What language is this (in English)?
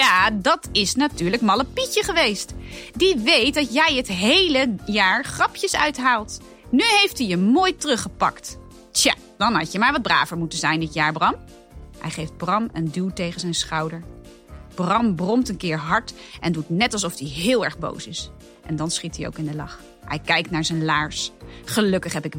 Dutch